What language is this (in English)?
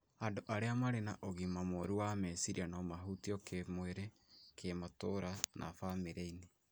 Kikuyu